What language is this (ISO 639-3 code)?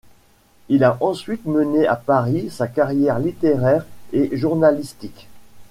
fra